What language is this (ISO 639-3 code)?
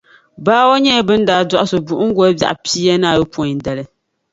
dag